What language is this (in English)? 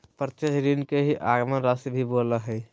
Magahi